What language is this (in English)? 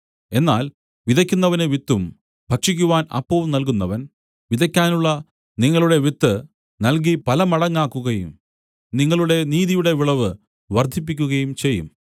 Malayalam